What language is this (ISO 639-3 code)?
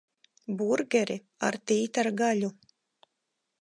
lav